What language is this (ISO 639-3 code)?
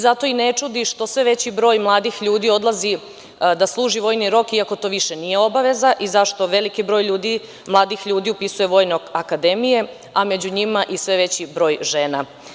srp